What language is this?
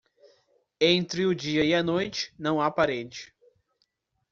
Portuguese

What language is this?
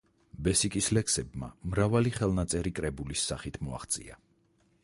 Georgian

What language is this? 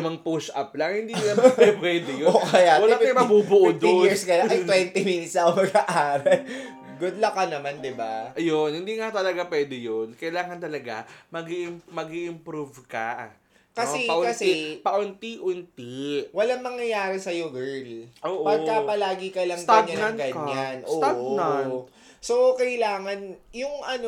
Filipino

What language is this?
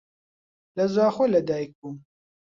Central Kurdish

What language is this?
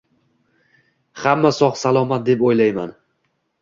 Uzbek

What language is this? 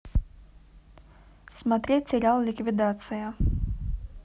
Russian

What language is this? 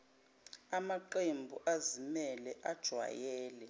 Zulu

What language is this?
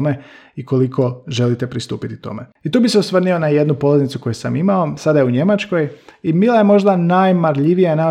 Croatian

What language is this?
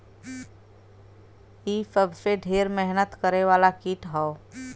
Bhojpuri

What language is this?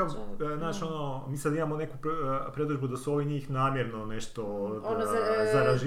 Croatian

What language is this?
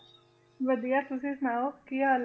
Punjabi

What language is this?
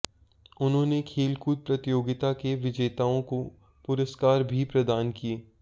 Hindi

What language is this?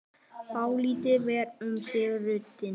Icelandic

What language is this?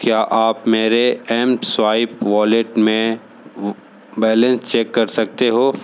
Hindi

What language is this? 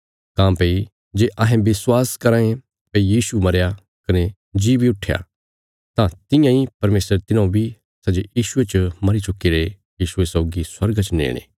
Bilaspuri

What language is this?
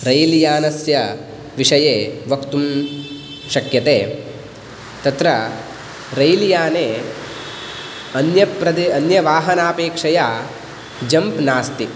Sanskrit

